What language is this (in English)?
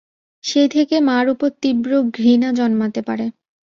Bangla